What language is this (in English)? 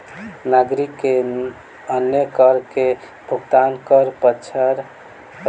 Maithili